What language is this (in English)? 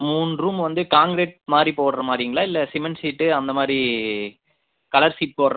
Tamil